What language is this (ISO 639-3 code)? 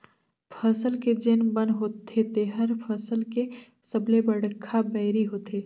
hne